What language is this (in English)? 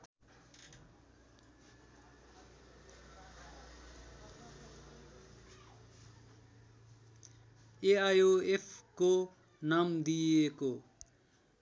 Nepali